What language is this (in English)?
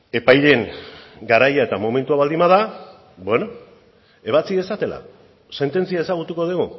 Basque